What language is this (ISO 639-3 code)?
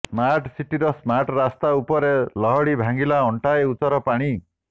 ori